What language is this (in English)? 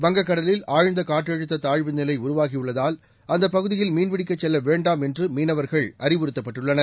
Tamil